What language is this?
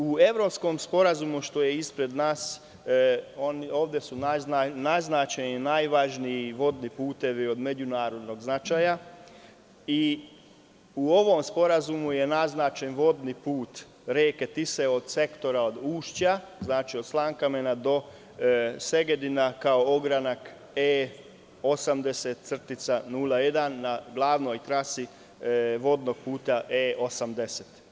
Serbian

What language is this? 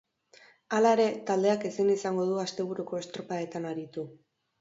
Basque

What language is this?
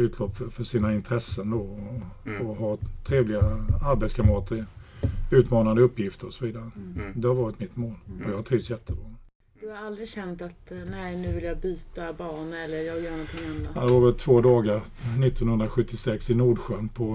Swedish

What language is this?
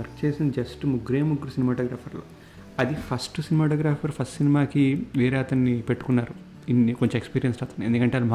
Telugu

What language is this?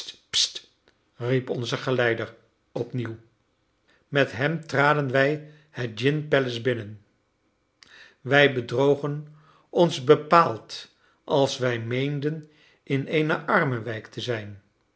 Dutch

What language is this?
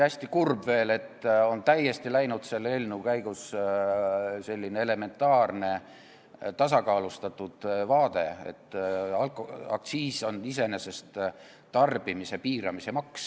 Estonian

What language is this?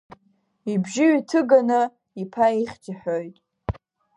Abkhazian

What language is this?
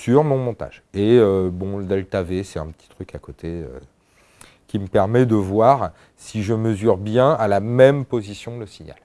French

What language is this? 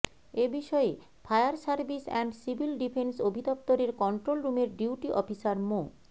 Bangla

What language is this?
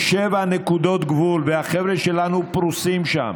Hebrew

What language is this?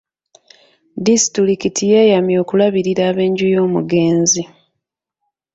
Ganda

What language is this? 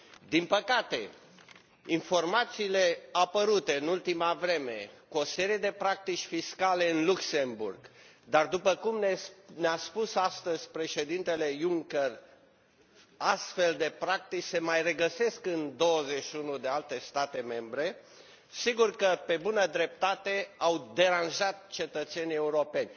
Romanian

